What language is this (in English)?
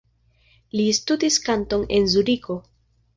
Esperanto